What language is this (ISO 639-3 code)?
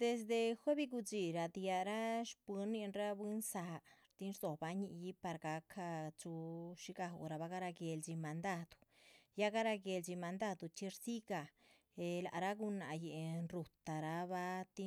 zpv